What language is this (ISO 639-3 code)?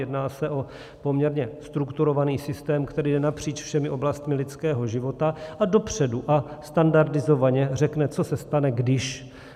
ces